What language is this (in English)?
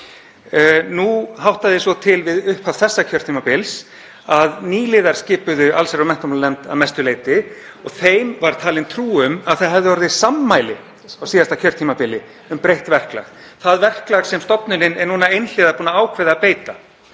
Icelandic